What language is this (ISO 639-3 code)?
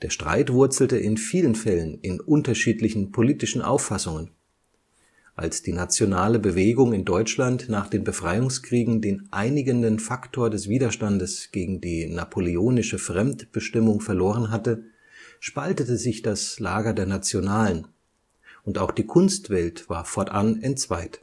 deu